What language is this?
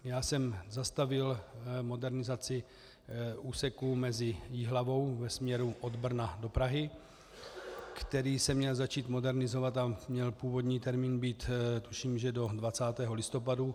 Czech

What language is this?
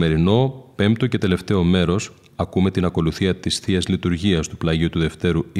Greek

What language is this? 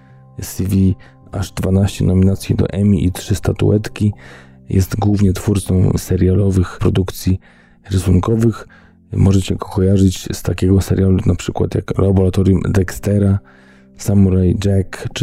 Polish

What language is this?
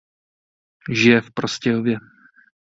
Czech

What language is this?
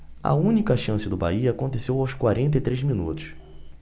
Portuguese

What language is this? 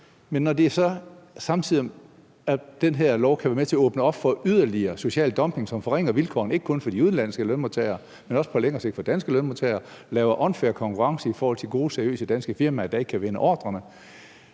Danish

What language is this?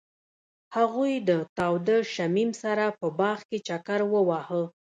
Pashto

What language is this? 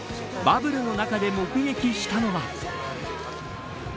Japanese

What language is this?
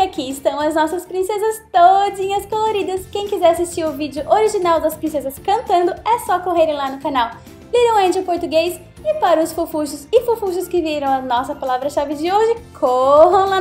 Portuguese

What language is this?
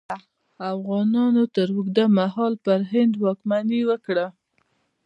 Pashto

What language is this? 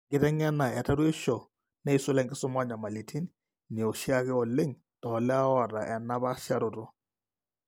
Masai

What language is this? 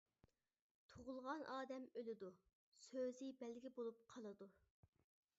Uyghur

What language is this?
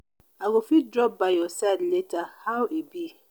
Nigerian Pidgin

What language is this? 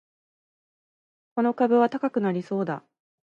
Japanese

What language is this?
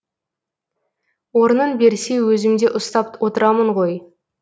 Kazakh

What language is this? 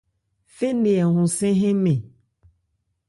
Ebrié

